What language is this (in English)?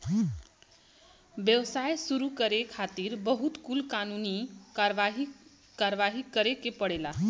Bhojpuri